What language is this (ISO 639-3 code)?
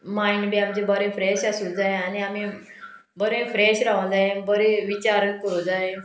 kok